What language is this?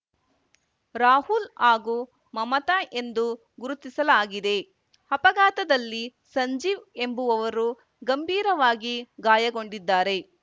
Kannada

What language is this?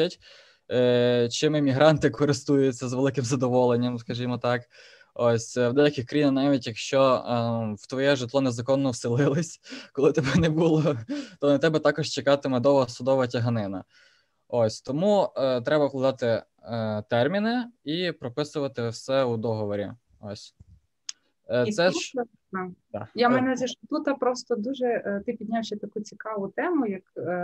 Ukrainian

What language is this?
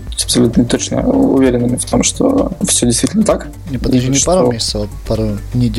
Russian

